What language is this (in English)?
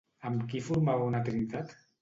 Catalan